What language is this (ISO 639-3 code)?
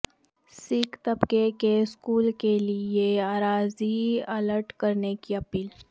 urd